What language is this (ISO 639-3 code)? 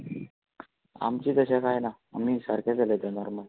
kok